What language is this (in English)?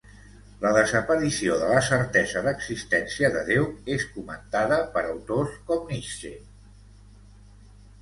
Catalan